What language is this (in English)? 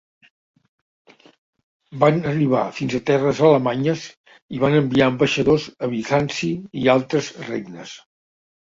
Catalan